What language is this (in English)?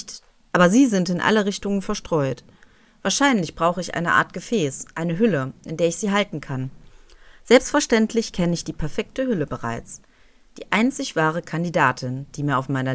German